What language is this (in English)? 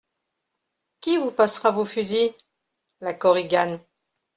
French